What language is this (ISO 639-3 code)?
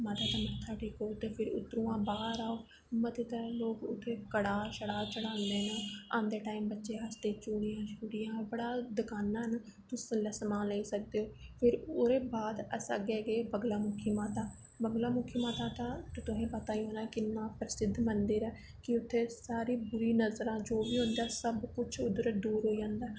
doi